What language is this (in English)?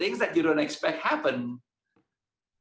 Indonesian